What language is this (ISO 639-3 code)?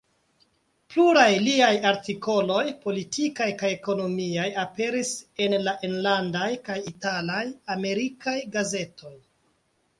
epo